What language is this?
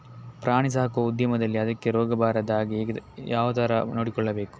Kannada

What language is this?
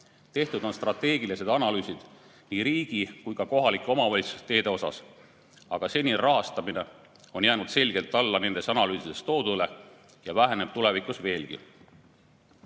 Estonian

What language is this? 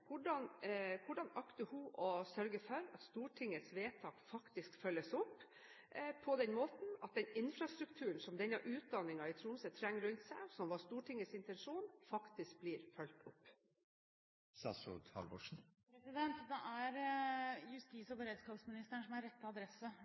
Norwegian Bokmål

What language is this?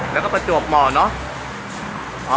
Thai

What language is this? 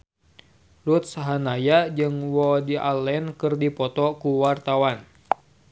Sundanese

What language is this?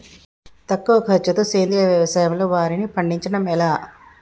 Telugu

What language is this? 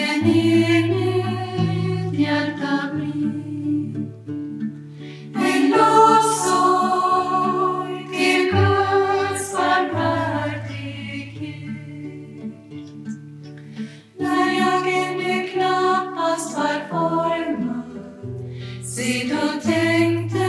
Swedish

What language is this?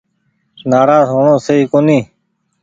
Goaria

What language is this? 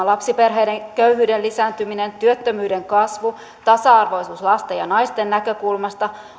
Finnish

